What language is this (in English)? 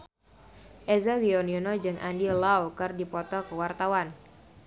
Sundanese